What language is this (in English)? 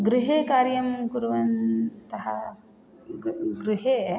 Sanskrit